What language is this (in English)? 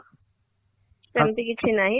Odia